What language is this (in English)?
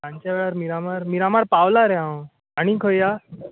Konkani